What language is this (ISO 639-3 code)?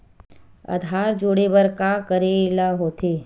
hne